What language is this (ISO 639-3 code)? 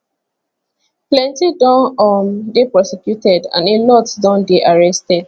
pcm